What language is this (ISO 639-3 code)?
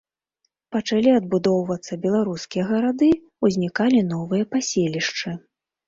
bel